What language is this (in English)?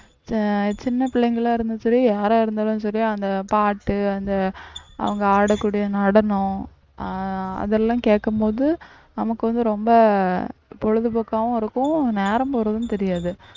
Tamil